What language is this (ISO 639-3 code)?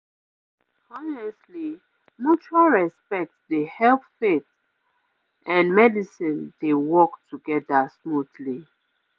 pcm